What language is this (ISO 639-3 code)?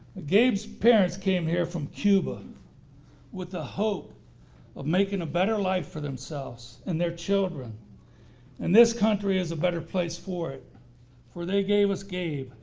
eng